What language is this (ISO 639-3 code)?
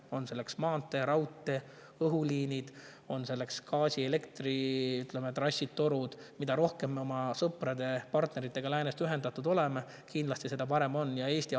est